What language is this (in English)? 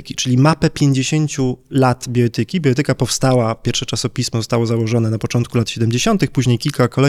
Polish